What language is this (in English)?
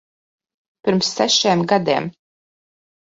Latvian